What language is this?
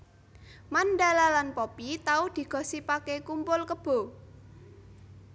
Javanese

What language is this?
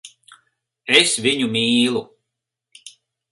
Latvian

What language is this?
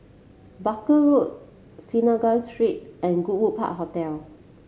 English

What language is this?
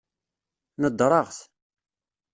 Kabyle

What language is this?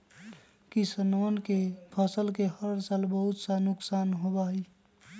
Magahi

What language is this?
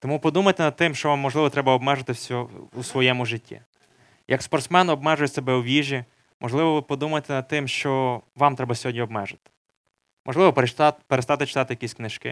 Ukrainian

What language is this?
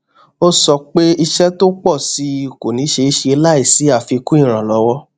Yoruba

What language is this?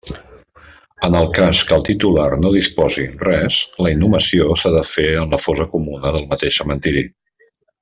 Catalan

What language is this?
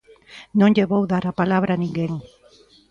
Galician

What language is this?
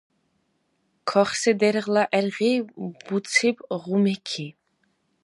Dargwa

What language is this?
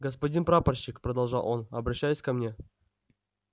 Russian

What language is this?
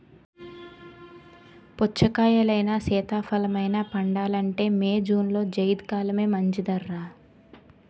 Telugu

